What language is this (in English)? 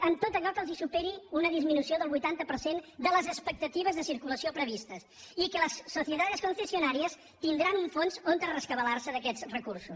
Catalan